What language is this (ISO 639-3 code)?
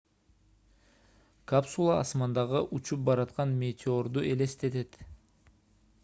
kir